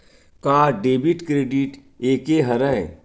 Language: Chhattisgarhi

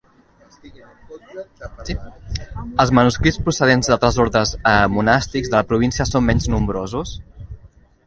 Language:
Catalan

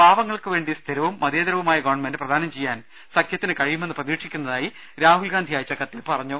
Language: Malayalam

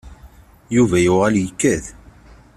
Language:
Kabyle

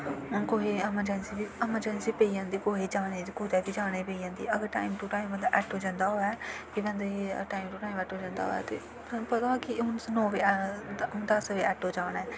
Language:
Dogri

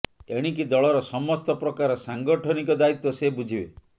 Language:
Odia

